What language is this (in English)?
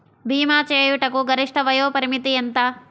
Telugu